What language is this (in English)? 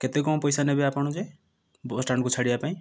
Odia